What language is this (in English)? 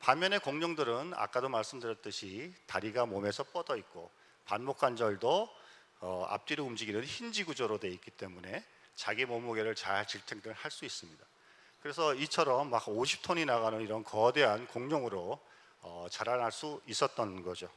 Korean